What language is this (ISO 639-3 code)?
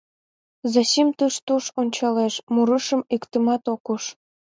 chm